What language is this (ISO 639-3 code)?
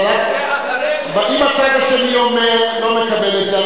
heb